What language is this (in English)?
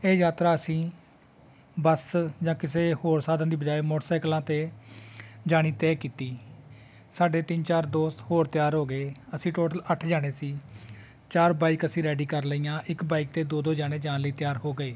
Punjabi